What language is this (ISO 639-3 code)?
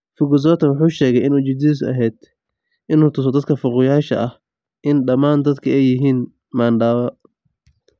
som